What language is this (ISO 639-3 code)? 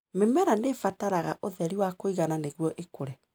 kik